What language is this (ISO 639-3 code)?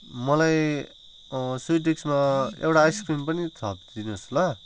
nep